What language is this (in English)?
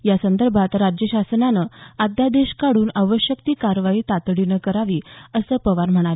Marathi